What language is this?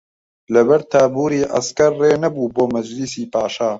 Central Kurdish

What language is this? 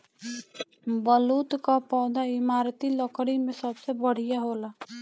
Bhojpuri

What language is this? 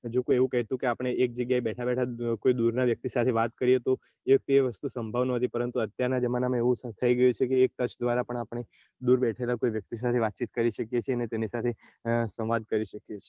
Gujarati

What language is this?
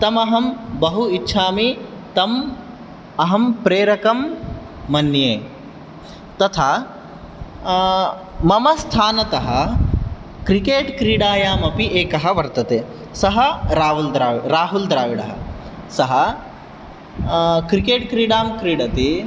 Sanskrit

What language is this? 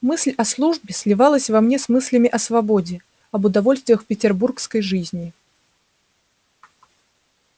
Russian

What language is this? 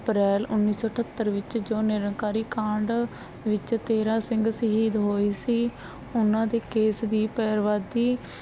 Punjabi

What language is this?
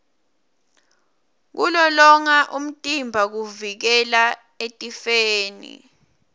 Swati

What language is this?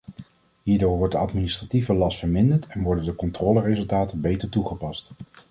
Dutch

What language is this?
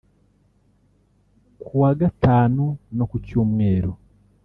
Kinyarwanda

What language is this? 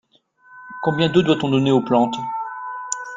French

